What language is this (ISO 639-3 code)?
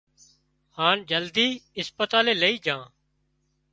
kxp